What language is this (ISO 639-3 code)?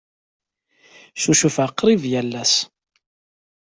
kab